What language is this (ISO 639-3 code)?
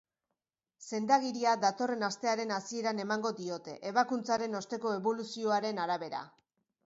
eus